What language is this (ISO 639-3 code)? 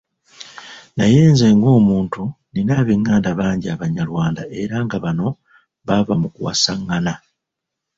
lug